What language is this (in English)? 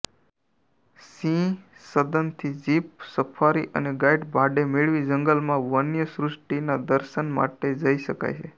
Gujarati